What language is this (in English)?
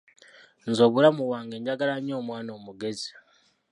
Ganda